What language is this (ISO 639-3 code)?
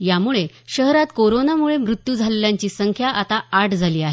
mar